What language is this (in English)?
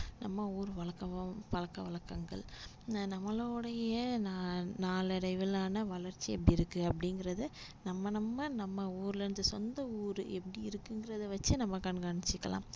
Tamil